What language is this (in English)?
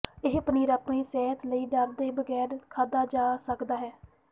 Punjabi